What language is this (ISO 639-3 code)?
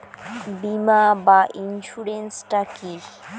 ben